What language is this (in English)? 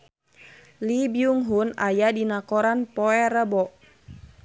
Sundanese